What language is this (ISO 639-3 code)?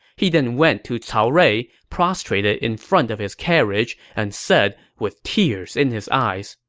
eng